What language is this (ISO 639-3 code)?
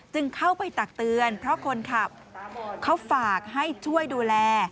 tha